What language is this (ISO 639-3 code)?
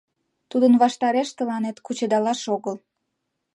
chm